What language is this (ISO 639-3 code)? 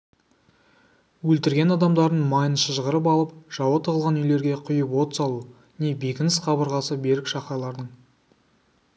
kaz